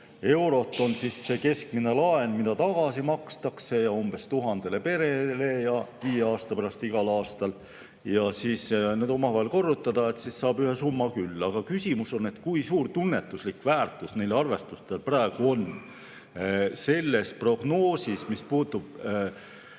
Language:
Estonian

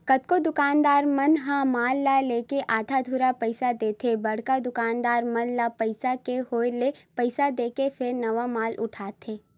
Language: Chhattisgarhi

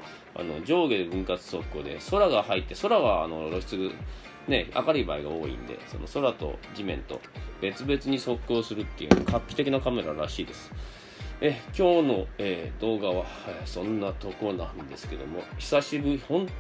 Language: Japanese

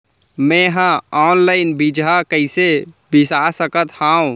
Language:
Chhattisgarhi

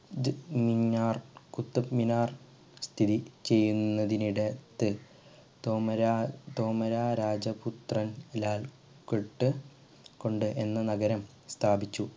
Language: Malayalam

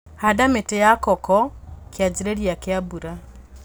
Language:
Kikuyu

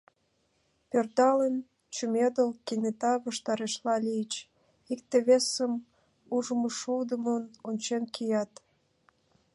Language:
Mari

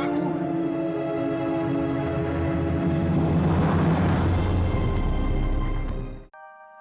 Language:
Indonesian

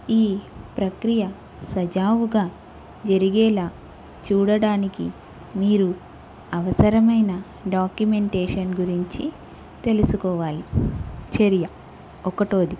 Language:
Telugu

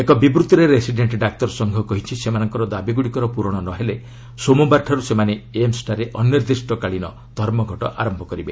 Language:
Odia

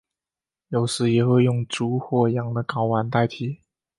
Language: Chinese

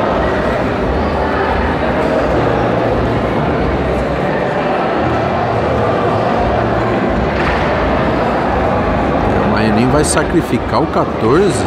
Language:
Portuguese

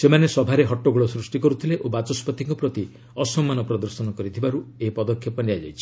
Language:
Odia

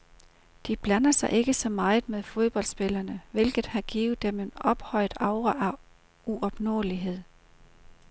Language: Danish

